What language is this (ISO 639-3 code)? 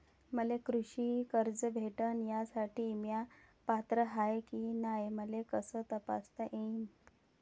mar